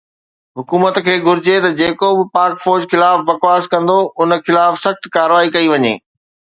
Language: Sindhi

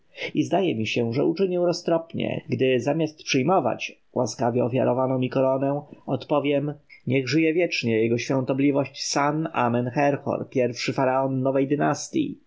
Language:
Polish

